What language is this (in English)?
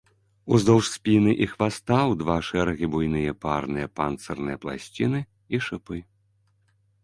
Belarusian